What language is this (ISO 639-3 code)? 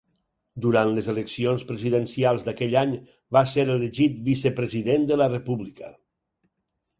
cat